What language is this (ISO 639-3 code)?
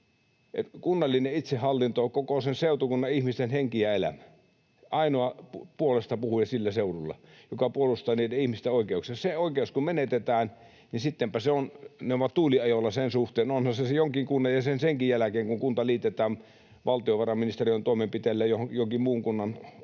fin